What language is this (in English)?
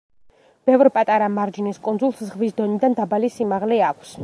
Georgian